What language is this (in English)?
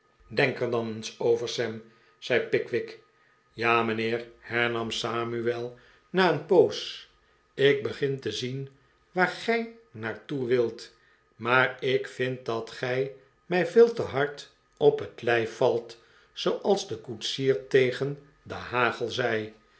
Dutch